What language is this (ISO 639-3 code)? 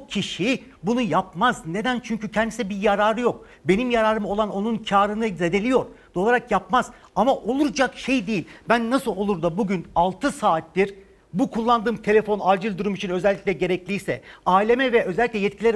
tur